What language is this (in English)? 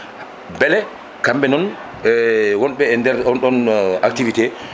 Fula